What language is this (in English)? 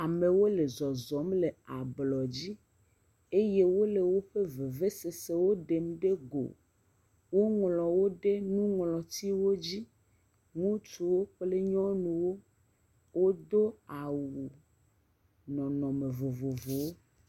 Ewe